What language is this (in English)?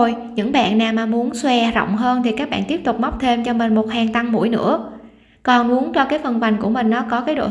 Vietnamese